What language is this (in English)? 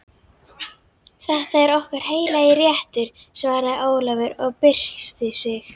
Icelandic